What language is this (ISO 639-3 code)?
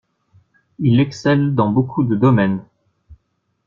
fra